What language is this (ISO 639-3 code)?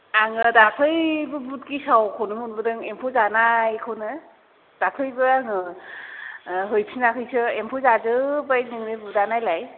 brx